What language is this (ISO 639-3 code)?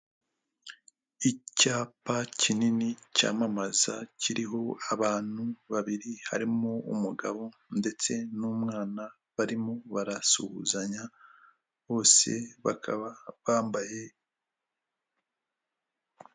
kin